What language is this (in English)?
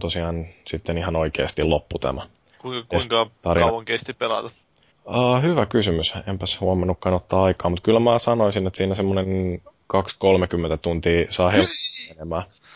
Finnish